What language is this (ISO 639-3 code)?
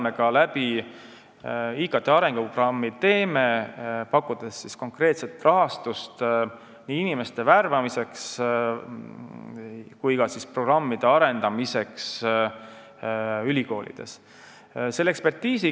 est